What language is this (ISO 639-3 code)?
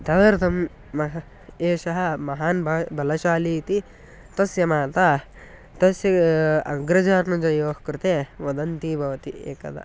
san